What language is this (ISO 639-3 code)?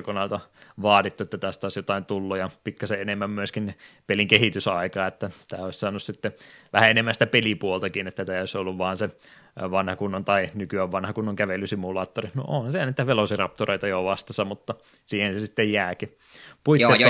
fin